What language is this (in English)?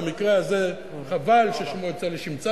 Hebrew